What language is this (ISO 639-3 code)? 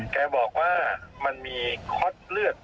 tha